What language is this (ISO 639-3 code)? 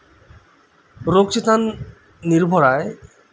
sat